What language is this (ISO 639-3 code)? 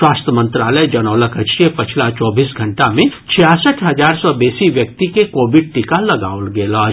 mai